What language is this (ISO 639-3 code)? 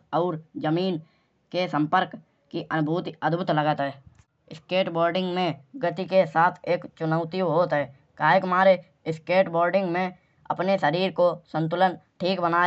bjj